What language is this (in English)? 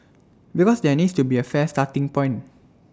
English